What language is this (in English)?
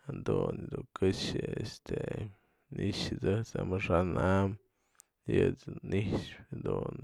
Mazatlán Mixe